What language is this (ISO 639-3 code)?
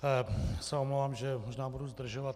ces